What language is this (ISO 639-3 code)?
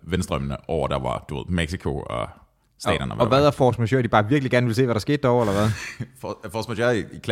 dan